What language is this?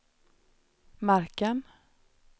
Swedish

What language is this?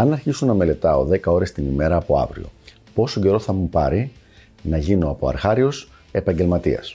Greek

